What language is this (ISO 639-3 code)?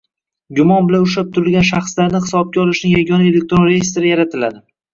uzb